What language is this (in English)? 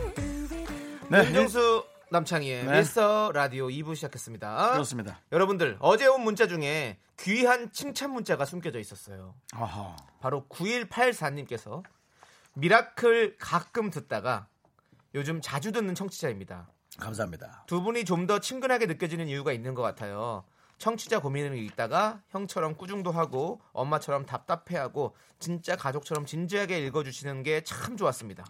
Korean